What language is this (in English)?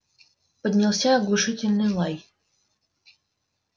Russian